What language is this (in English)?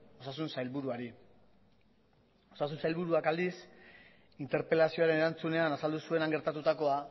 Basque